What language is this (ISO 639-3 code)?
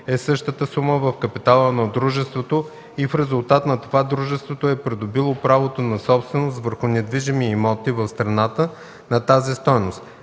bul